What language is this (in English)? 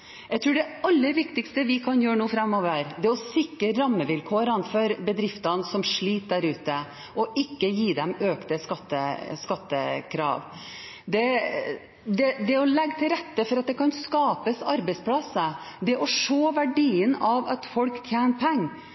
Norwegian Bokmål